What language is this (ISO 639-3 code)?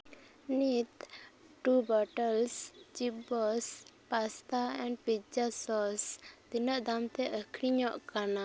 sat